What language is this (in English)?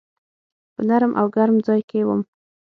Pashto